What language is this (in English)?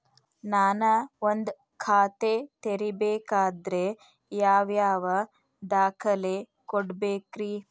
Kannada